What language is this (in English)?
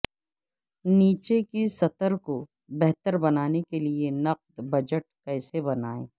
Urdu